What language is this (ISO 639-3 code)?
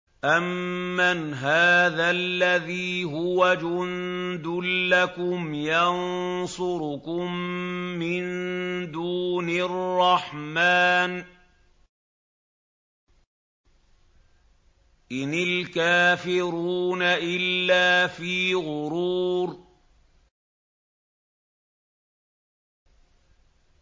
ara